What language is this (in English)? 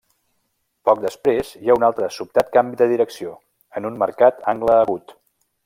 Catalan